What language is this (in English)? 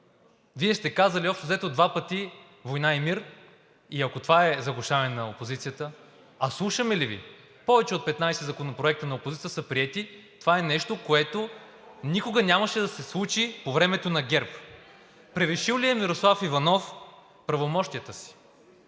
Bulgarian